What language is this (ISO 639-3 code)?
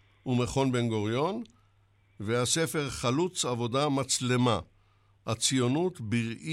heb